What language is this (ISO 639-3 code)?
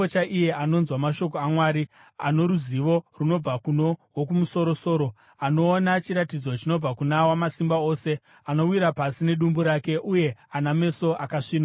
sna